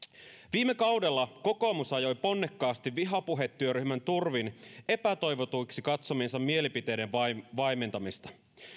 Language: Finnish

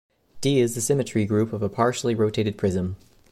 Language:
English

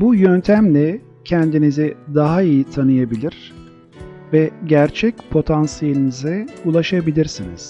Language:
Turkish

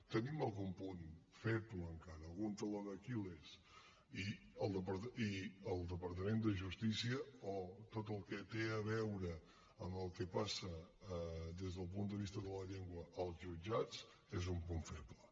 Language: Catalan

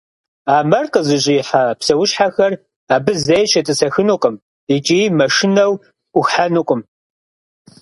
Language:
Kabardian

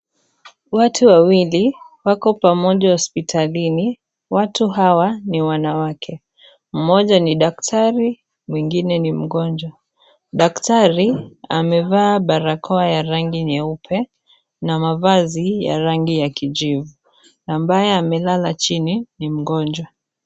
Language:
Swahili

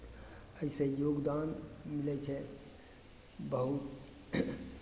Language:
Maithili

